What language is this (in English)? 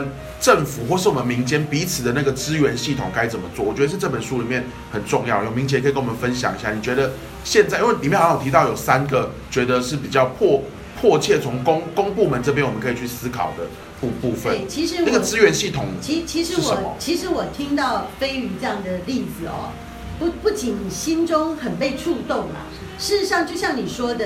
Chinese